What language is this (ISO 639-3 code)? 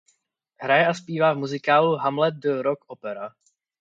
ces